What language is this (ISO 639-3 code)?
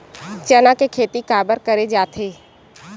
hne